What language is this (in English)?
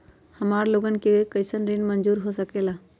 Magahi